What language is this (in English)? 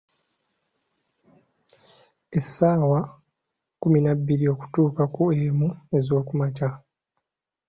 Ganda